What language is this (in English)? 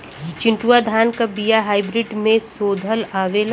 Bhojpuri